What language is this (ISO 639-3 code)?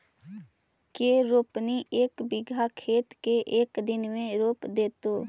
mag